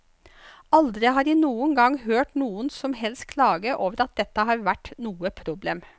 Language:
Norwegian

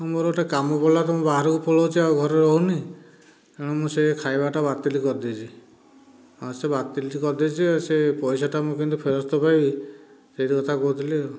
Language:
Odia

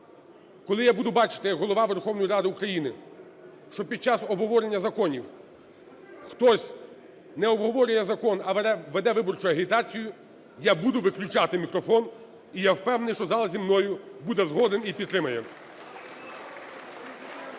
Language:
Ukrainian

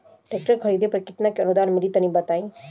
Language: Bhojpuri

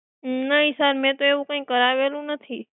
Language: Gujarati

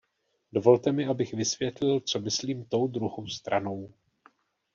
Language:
Czech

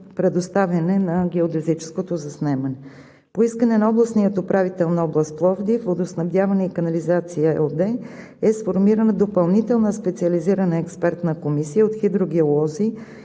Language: Bulgarian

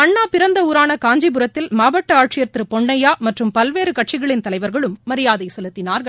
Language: Tamil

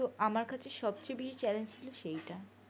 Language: Bangla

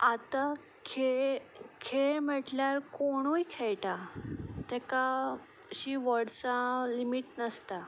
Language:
Konkani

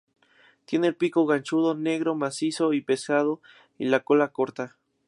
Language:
Spanish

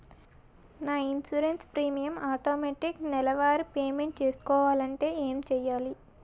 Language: Telugu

